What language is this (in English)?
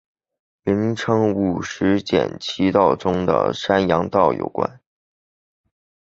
Chinese